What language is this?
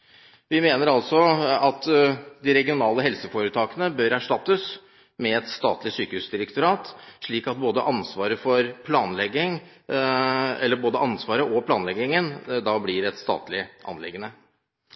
Norwegian Bokmål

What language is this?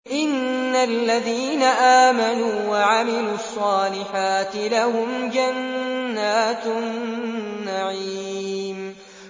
Arabic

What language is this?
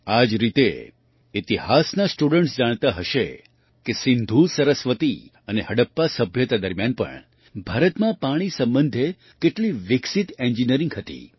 Gujarati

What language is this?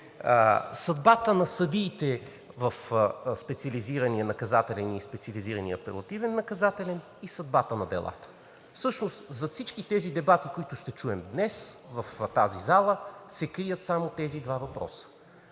Bulgarian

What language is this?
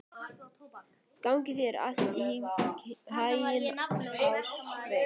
Icelandic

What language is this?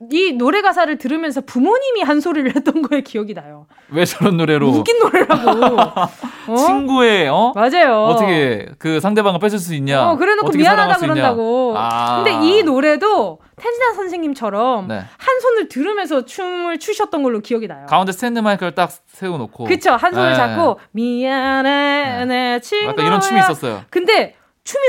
Korean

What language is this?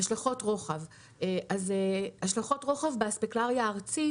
Hebrew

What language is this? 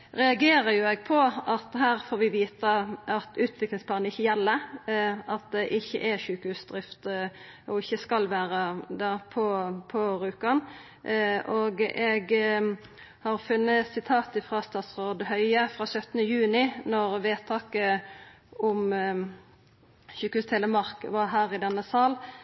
Norwegian Nynorsk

